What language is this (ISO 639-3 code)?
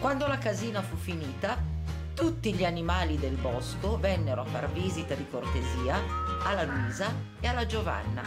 ita